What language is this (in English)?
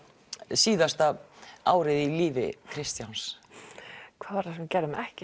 Icelandic